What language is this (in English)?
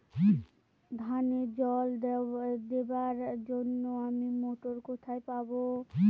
Bangla